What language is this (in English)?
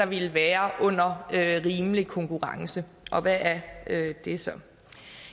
Danish